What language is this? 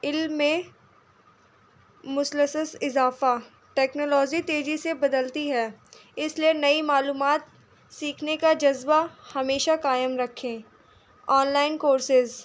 Urdu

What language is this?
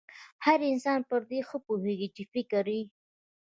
Pashto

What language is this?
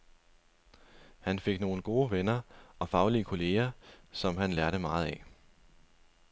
Danish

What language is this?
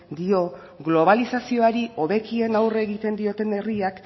Basque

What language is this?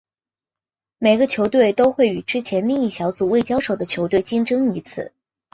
Chinese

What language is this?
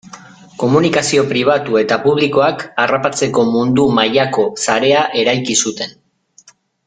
Basque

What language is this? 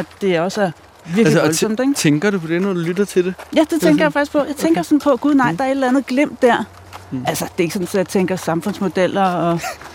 Danish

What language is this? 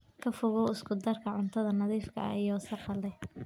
Somali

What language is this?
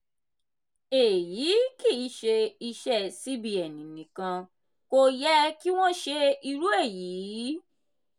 Yoruba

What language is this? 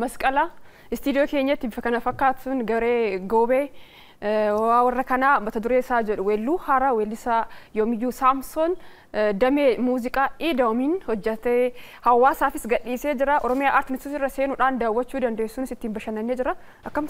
Arabic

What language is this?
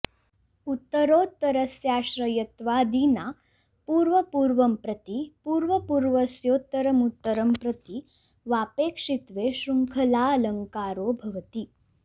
Sanskrit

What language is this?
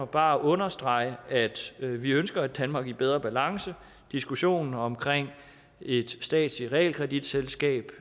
Danish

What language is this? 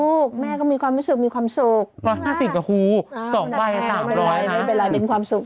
Thai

